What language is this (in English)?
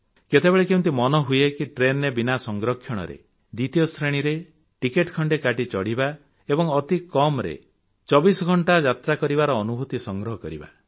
Odia